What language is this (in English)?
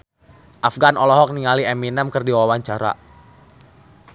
Sundanese